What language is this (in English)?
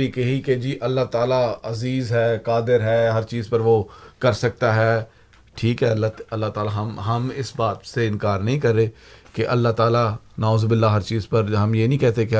Urdu